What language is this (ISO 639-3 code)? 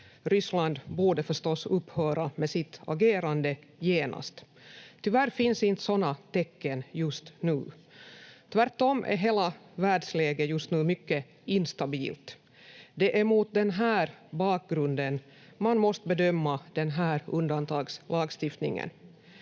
fin